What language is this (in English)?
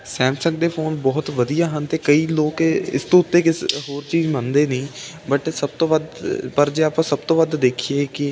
Punjabi